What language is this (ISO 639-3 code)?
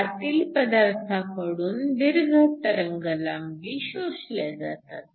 mar